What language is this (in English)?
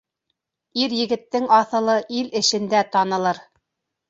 Bashkir